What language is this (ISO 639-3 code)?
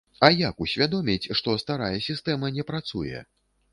bel